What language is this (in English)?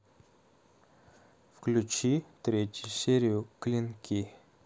Russian